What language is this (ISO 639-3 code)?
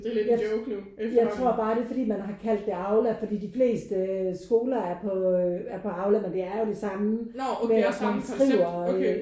dan